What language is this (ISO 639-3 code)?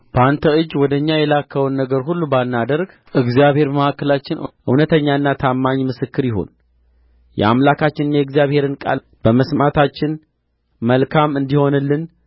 amh